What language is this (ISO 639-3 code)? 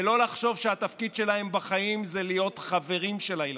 heb